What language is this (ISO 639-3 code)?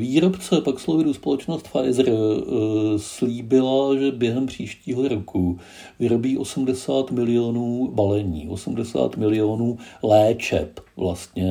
ces